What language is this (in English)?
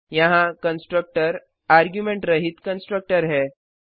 Hindi